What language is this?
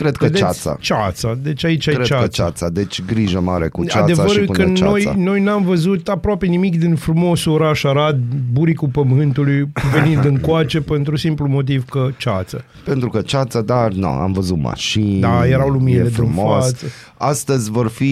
Romanian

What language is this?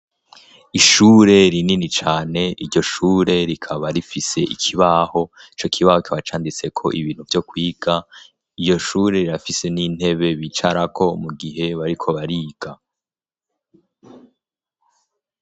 Rundi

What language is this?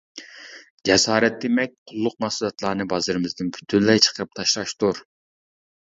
Uyghur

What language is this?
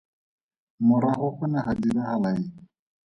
Tswana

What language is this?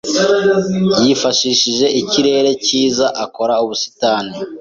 Kinyarwanda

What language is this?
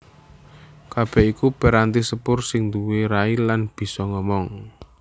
Javanese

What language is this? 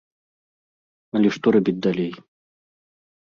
Belarusian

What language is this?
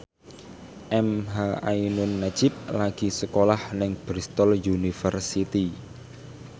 Javanese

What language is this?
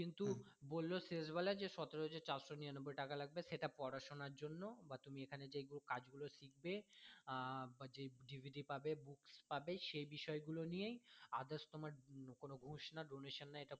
Bangla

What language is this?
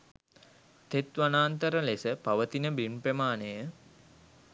Sinhala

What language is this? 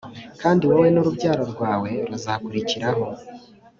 Kinyarwanda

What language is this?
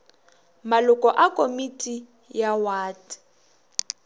Northern Sotho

